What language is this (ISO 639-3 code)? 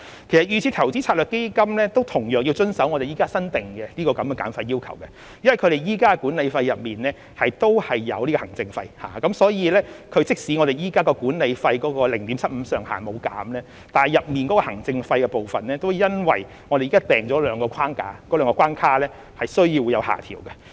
yue